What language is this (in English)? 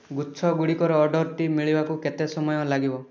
Odia